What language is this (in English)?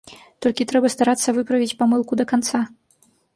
Belarusian